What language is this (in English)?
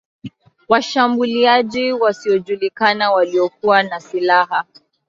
Swahili